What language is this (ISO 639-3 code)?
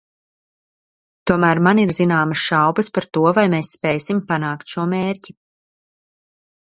lav